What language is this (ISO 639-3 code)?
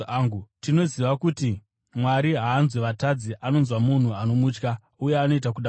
sna